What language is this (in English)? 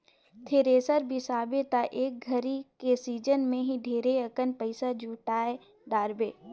Chhattisgarhi